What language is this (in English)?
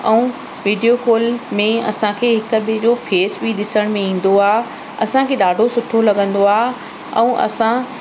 Sindhi